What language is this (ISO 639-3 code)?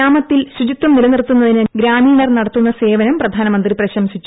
mal